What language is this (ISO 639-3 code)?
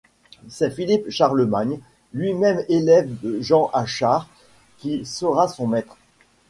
fra